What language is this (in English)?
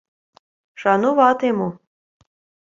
Ukrainian